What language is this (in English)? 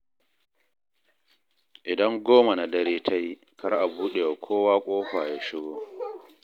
Hausa